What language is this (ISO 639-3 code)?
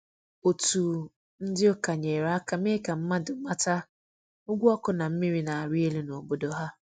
ibo